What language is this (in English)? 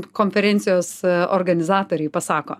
Lithuanian